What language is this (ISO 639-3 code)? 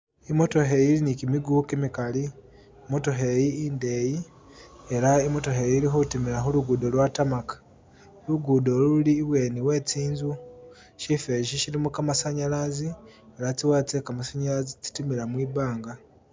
myx